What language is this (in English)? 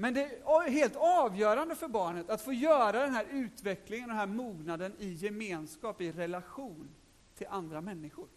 Swedish